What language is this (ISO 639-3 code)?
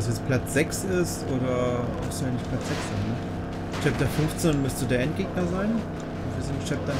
deu